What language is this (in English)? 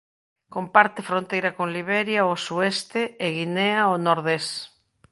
Galician